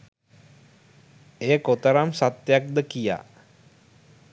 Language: Sinhala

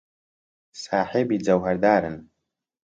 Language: Central Kurdish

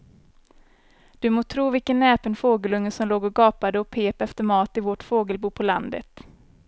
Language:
Swedish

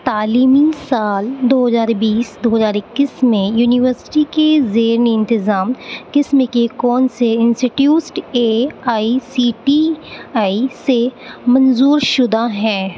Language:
Urdu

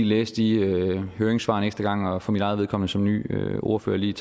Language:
Danish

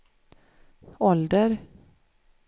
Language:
Swedish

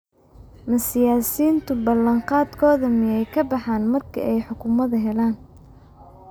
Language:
Somali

